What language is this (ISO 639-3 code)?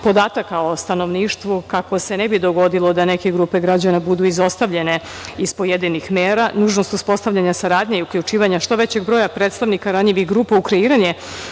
srp